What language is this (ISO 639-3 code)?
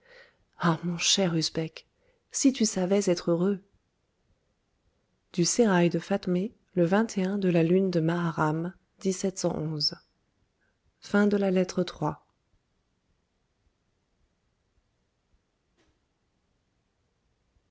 fra